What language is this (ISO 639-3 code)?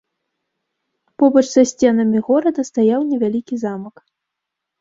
bel